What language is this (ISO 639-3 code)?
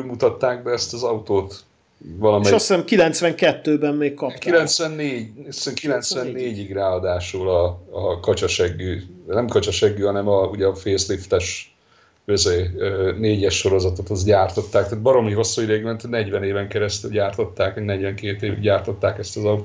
hun